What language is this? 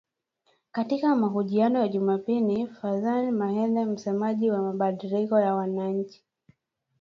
Swahili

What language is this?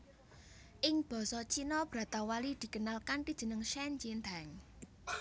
Javanese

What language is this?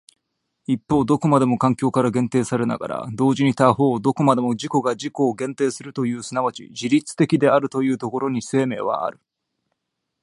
Japanese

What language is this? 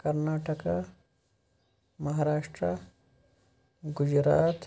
Kashmiri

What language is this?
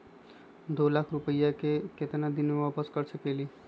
Magahi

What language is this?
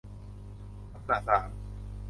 Thai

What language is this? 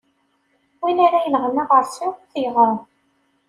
Kabyle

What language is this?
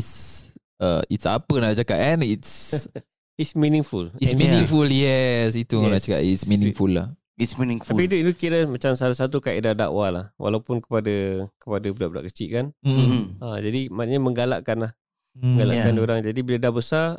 Malay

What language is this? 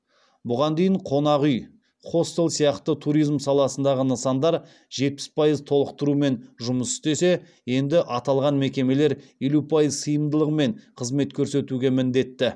Kazakh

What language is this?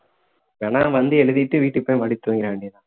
Tamil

